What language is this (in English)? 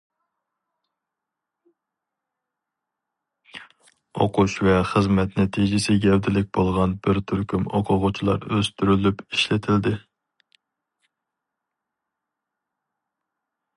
Uyghur